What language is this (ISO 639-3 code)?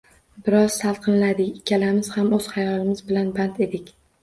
uzb